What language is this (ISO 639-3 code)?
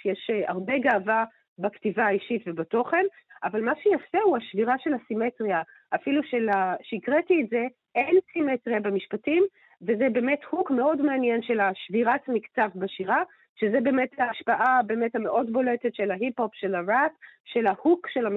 heb